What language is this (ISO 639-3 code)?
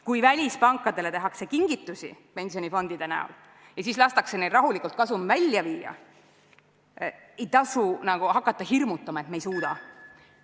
est